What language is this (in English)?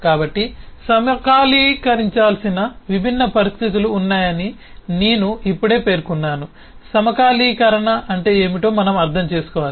Telugu